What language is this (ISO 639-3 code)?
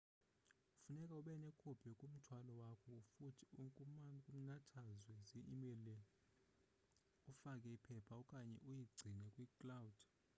xho